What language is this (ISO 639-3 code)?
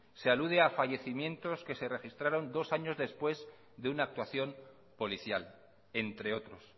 spa